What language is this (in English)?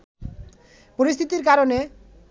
Bangla